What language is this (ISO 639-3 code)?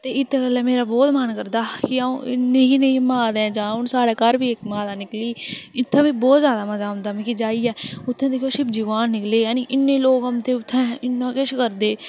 doi